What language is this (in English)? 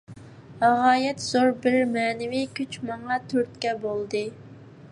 Uyghur